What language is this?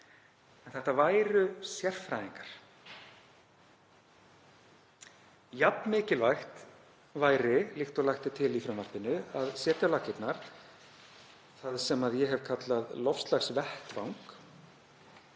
Icelandic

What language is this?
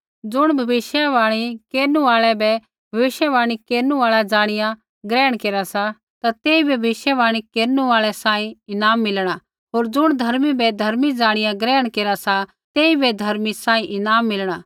Kullu Pahari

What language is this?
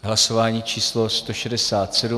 Czech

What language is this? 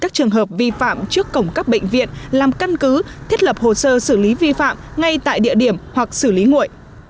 Vietnamese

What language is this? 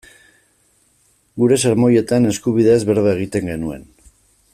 Basque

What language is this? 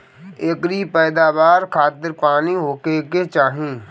Bhojpuri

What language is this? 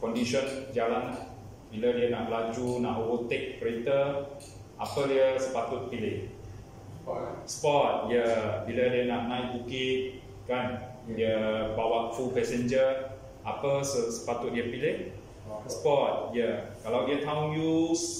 Malay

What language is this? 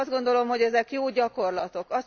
Hungarian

